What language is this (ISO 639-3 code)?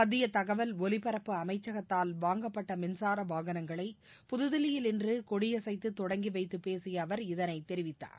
tam